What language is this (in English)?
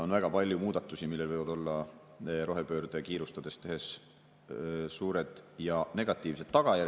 Estonian